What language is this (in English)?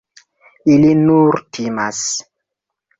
Esperanto